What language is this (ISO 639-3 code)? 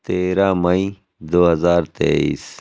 urd